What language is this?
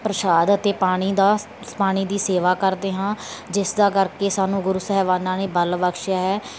Punjabi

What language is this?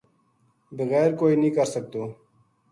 Gujari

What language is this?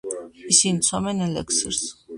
Georgian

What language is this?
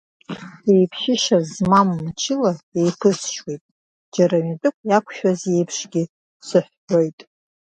Abkhazian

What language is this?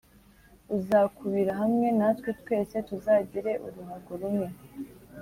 Kinyarwanda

